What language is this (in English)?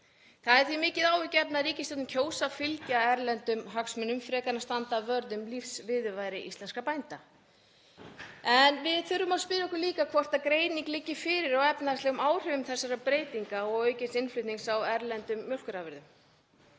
Icelandic